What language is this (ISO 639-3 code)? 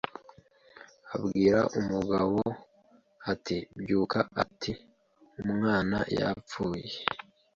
kin